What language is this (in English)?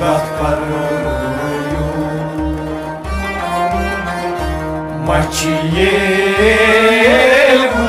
Romanian